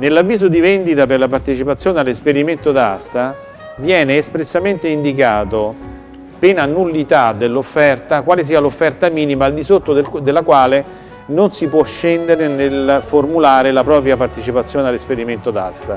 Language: Italian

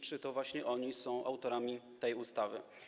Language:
Polish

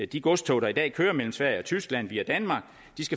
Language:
Danish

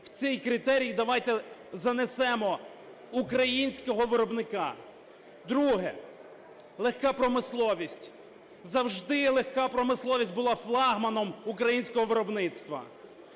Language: Ukrainian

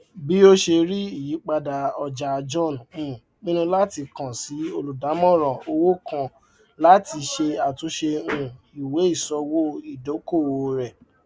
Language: Yoruba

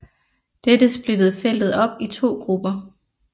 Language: Danish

